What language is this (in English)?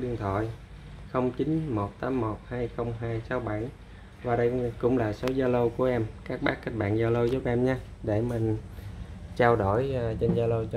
Vietnamese